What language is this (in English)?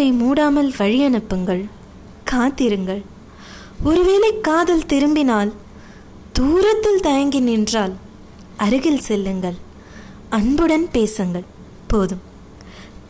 Tamil